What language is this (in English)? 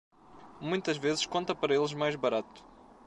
Portuguese